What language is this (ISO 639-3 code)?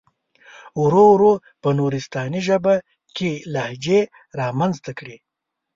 pus